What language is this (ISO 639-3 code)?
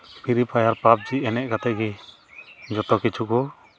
sat